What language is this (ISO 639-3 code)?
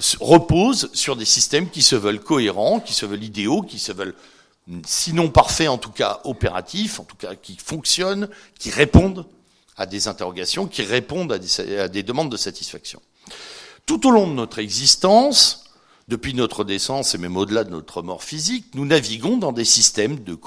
fra